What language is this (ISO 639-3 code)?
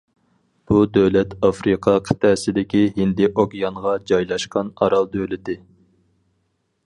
uig